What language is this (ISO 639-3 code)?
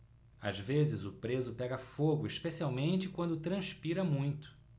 por